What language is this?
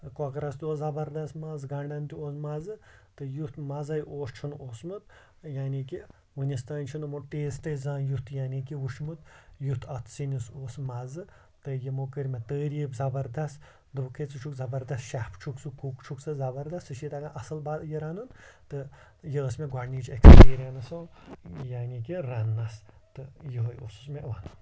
Kashmiri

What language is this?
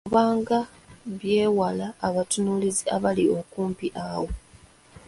Ganda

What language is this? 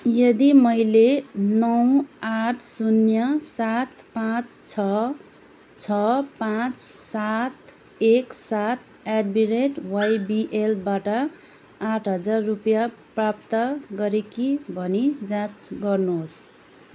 Nepali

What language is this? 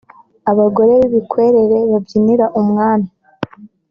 Kinyarwanda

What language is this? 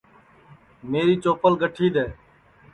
Sansi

